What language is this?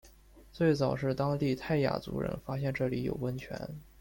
Chinese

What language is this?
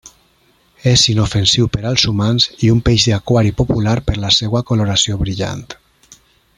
Catalan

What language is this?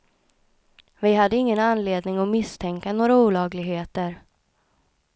Swedish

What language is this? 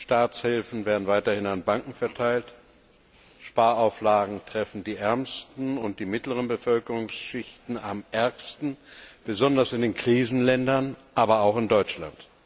German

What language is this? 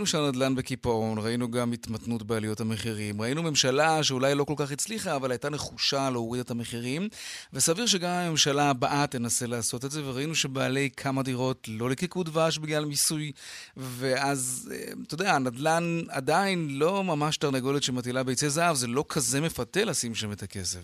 Hebrew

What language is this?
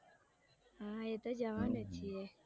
Gujarati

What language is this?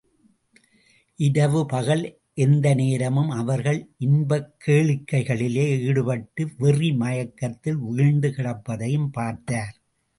Tamil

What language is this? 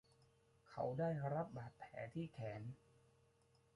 Thai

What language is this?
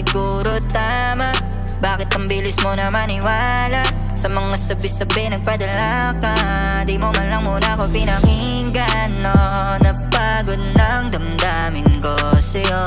Filipino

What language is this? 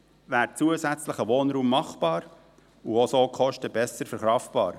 Swiss German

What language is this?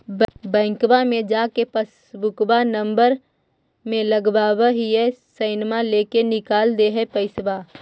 Magahi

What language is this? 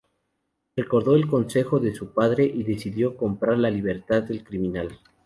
Spanish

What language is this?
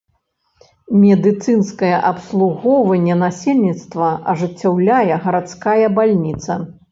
Belarusian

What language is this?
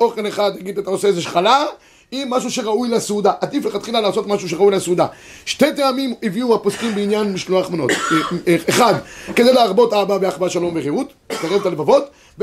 Hebrew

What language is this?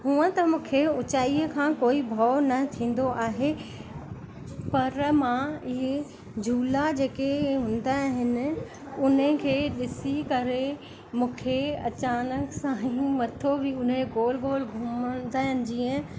Sindhi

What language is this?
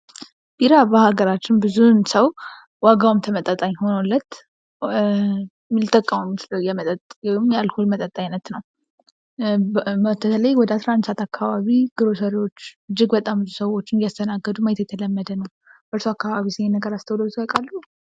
Amharic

